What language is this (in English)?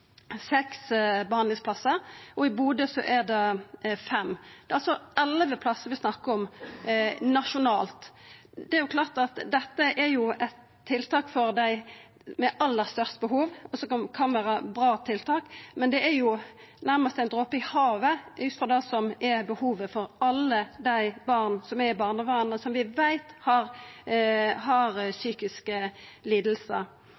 Norwegian Nynorsk